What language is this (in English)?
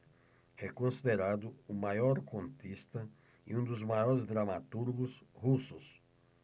Portuguese